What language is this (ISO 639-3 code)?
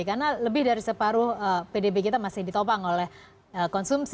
ind